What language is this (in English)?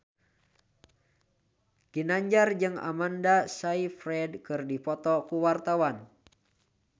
Sundanese